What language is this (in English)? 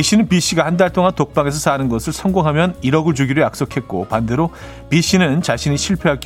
Korean